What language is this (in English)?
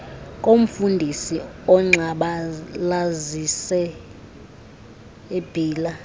Xhosa